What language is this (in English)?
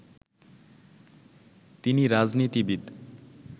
Bangla